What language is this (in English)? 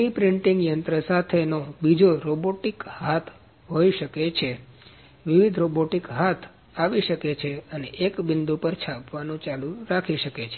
Gujarati